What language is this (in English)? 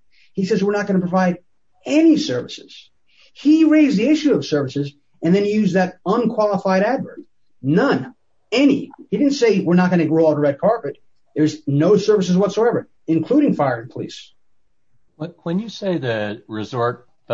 English